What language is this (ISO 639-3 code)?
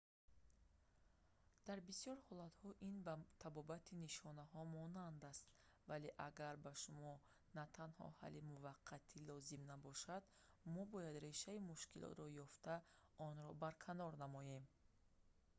tgk